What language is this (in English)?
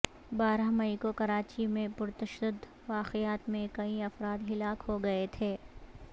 Urdu